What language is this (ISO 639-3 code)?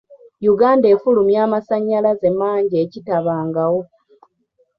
lug